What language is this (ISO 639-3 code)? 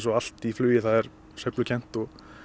isl